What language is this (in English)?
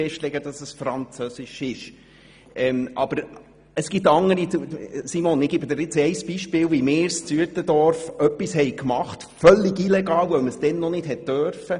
Swiss German